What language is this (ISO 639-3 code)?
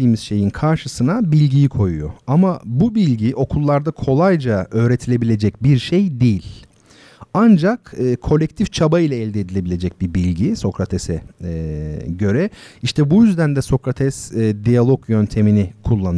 tur